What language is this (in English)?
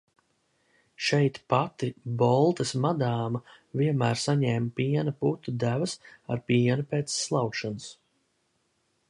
Latvian